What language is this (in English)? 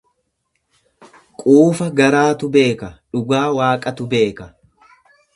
Oromo